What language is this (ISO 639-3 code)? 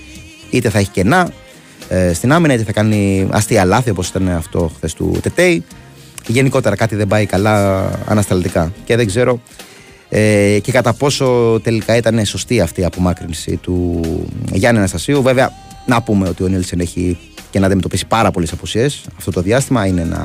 ell